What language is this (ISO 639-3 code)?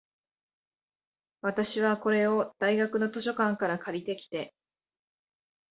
jpn